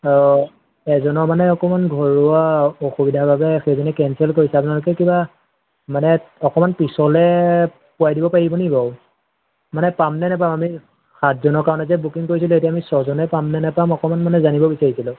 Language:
Assamese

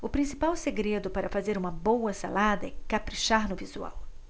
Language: Portuguese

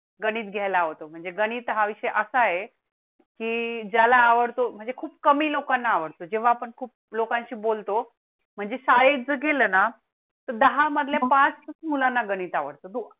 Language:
Marathi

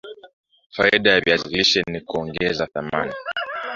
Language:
Swahili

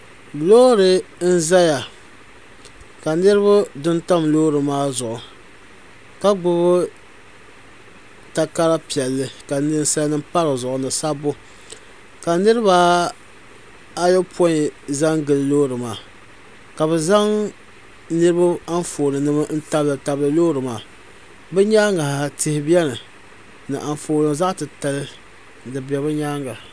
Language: Dagbani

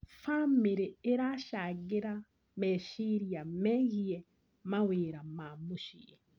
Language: Kikuyu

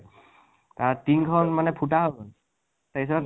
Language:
Assamese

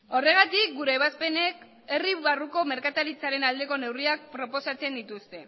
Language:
Basque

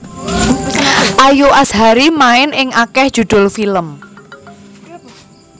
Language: Javanese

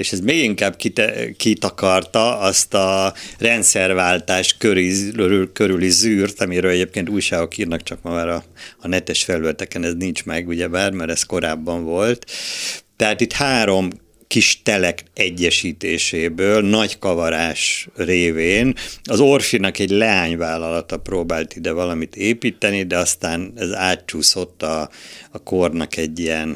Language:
Hungarian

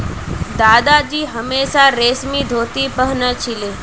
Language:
Magahi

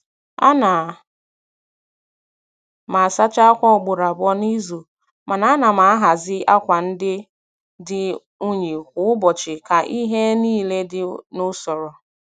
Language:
Igbo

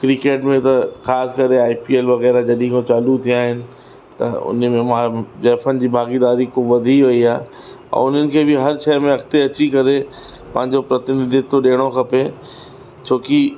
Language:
Sindhi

